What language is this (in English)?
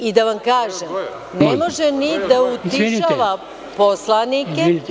Serbian